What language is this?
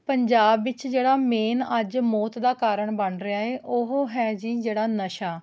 Punjabi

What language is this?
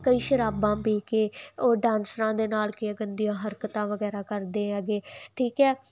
Punjabi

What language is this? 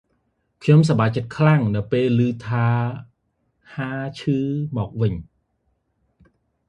Khmer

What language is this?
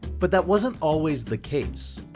English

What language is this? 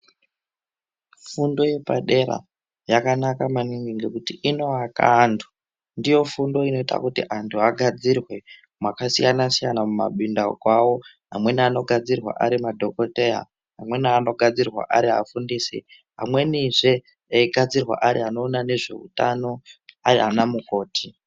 Ndau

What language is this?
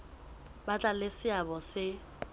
Southern Sotho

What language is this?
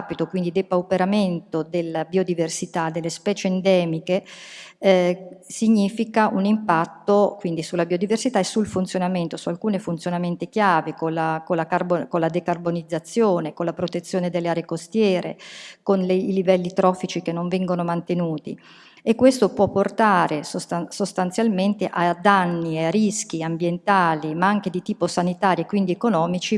Italian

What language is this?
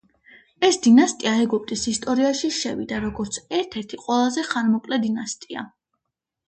Georgian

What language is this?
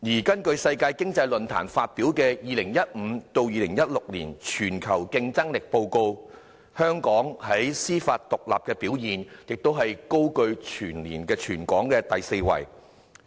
Cantonese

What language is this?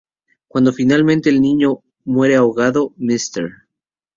Spanish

